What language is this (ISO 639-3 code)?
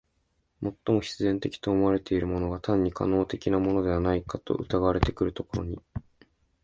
jpn